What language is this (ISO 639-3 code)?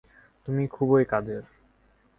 ben